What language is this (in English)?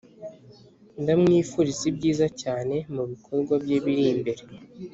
Kinyarwanda